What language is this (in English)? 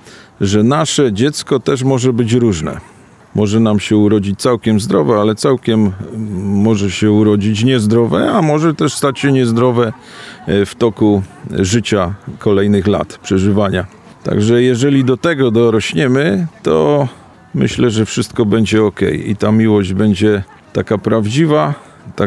Polish